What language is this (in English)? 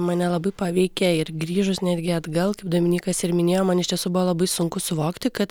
Lithuanian